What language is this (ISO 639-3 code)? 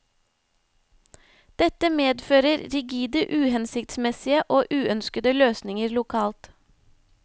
nor